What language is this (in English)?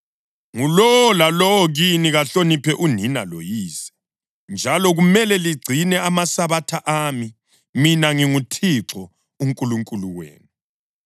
North Ndebele